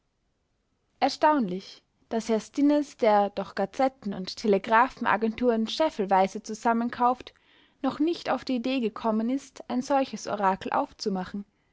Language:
German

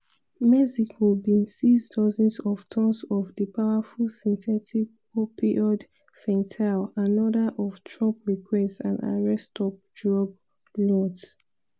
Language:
Nigerian Pidgin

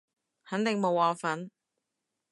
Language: Cantonese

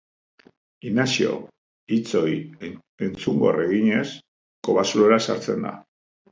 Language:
Basque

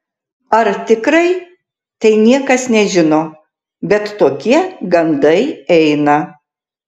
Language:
Lithuanian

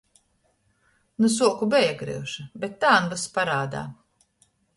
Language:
Latgalian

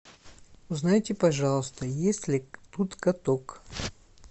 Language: Russian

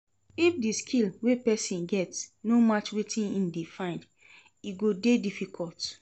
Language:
Nigerian Pidgin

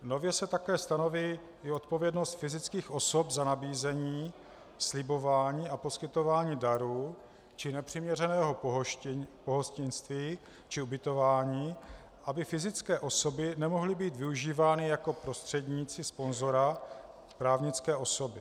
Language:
Czech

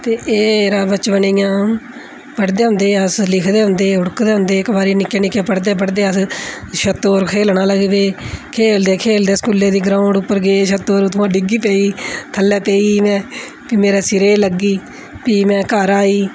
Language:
Dogri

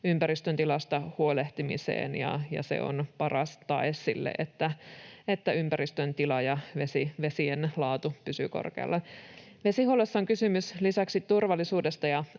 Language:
Finnish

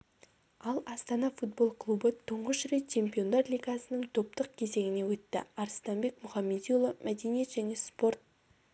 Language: Kazakh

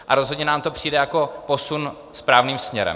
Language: Czech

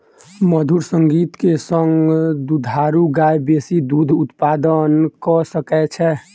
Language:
Maithili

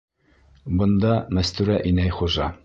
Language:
Bashkir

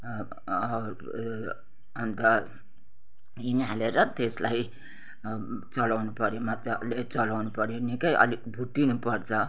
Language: Nepali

